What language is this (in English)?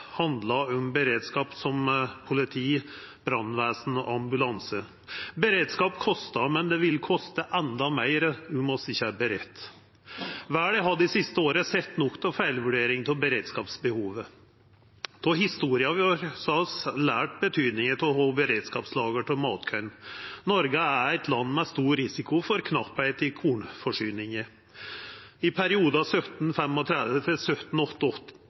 Norwegian Nynorsk